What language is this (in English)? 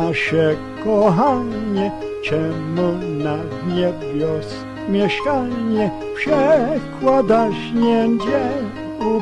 Polish